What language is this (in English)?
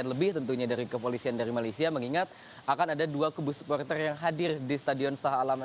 Indonesian